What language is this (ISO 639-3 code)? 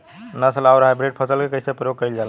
bho